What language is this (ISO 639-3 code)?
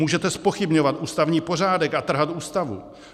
ces